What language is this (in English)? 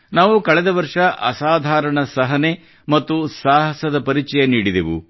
Kannada